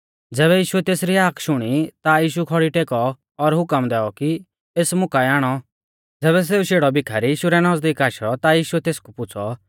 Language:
Mahasu Pahari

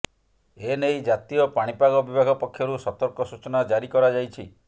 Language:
Odia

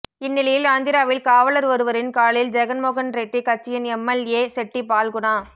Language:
Tamil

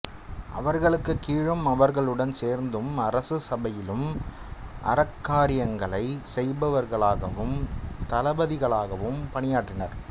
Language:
Tamil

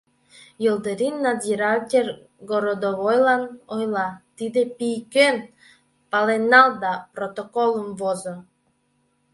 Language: Mari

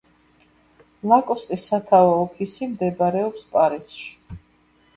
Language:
Georgian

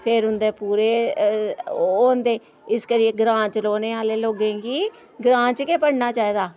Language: Dogri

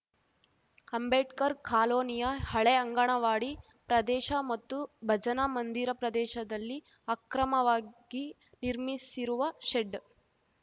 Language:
Kannada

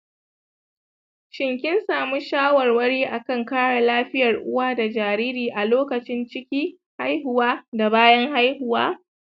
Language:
Hausa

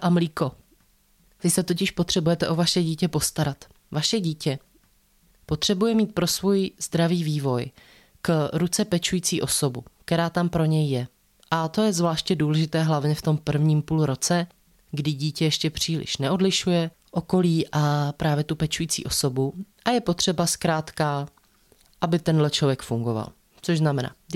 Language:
Czech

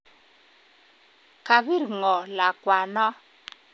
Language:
Kalenjin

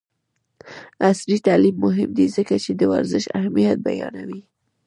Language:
Pashto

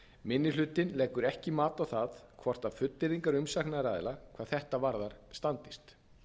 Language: Icelandic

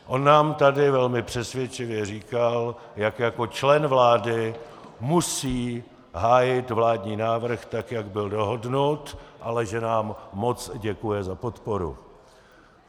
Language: Czech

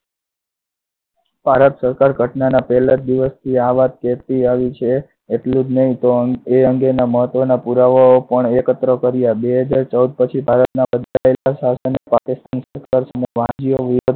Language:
Gujarati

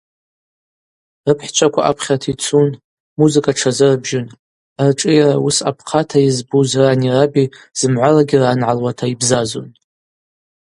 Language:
Abaza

